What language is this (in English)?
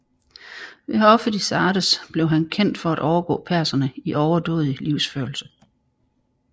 Danish